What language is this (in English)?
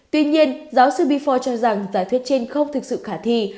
Vietnamese